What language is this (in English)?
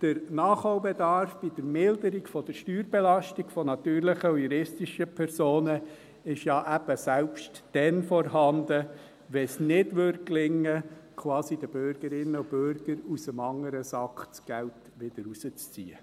Swiss German